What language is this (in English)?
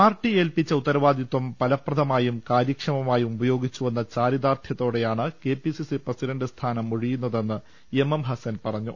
Malayalam